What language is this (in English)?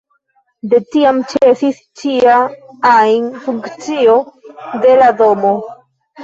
Esperanto